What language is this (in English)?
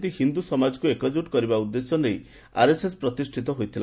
Odia